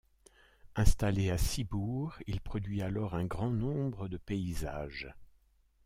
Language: French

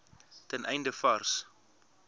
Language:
Afrikaans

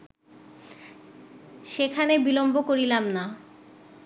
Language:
Bangla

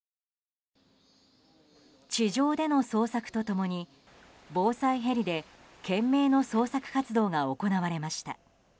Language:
Japanese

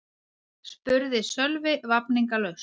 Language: Icelandic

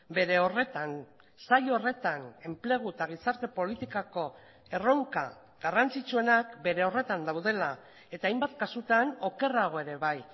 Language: Basque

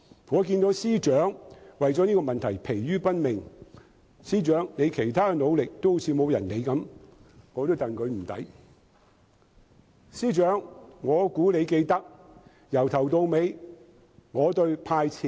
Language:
Cantonese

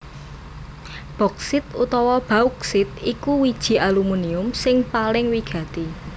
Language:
Javanese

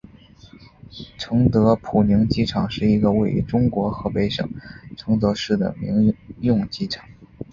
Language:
Chinese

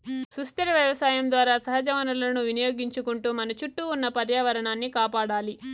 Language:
Telugu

